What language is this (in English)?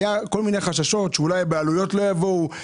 Hebrew